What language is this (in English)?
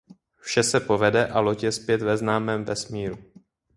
Czech